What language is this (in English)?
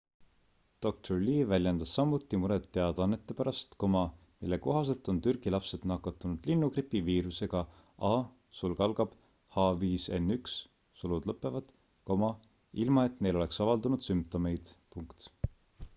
Estonian